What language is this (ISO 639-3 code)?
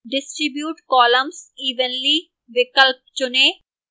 hin